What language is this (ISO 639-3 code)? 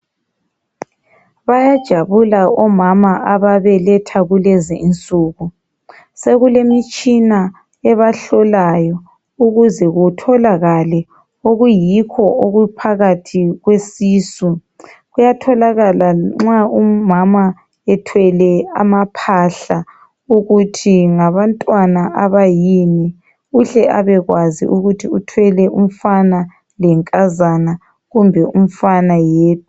nde